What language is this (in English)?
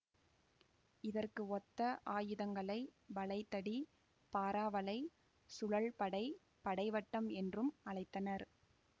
Tamil